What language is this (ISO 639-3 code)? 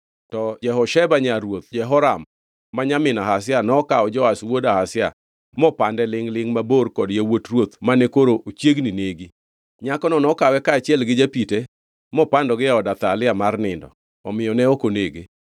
luo